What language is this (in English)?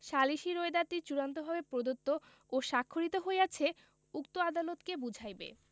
Bangla